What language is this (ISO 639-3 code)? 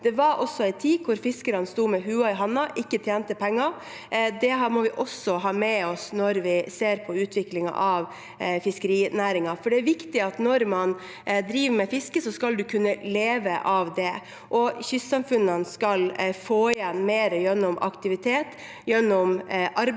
nor